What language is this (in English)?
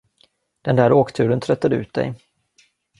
Swedish